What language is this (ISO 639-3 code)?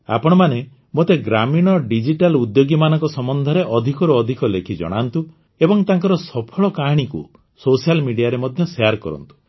ori